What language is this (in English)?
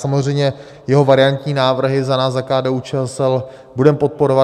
Czech